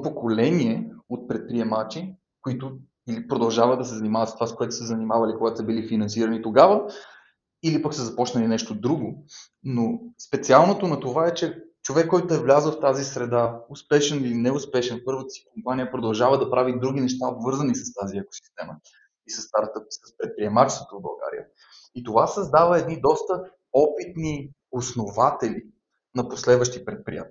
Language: Bulgarian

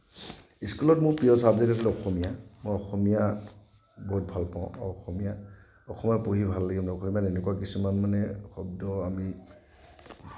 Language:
Assamese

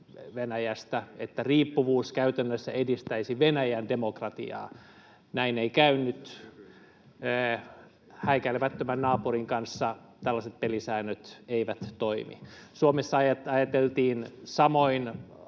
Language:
Finnish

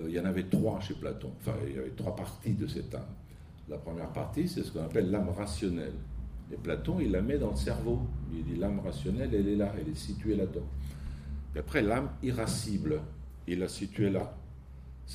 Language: French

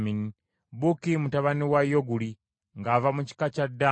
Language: Ganda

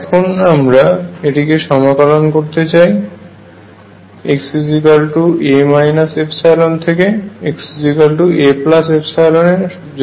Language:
Bangla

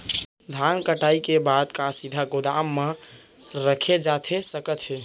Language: Chhattisgarhi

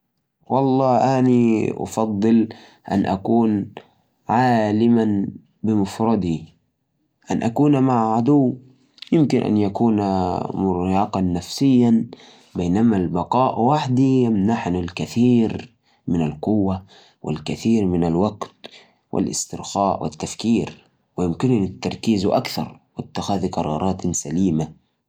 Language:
Najdi Arabic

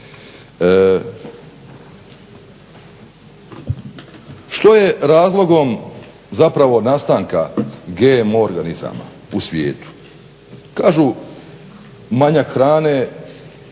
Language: Croatian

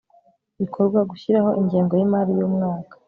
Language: Kinyarwanda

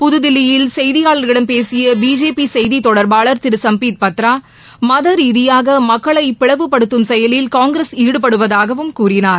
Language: Tamil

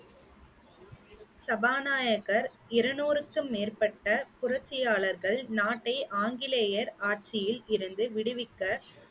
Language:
Tamil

